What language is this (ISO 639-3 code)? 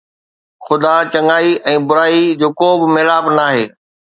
snd